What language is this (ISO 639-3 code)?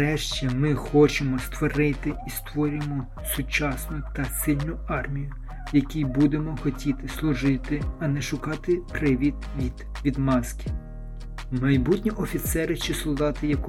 ukr